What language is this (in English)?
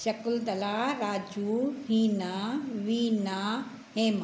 Sindhi